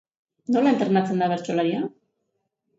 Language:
Basque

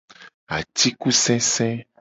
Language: Gen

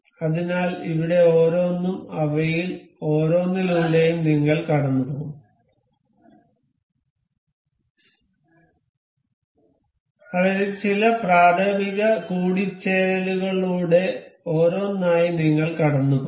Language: Malayalam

